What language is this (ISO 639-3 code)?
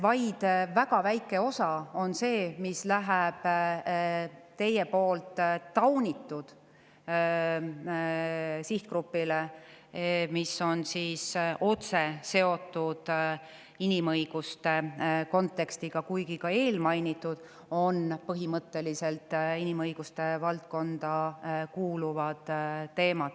est